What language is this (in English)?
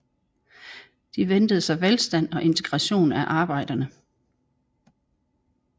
Danish